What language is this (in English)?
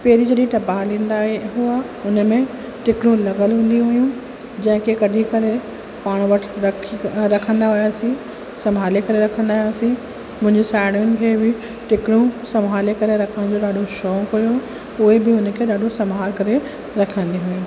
Sindhi